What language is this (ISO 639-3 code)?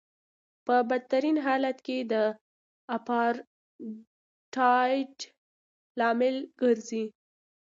pus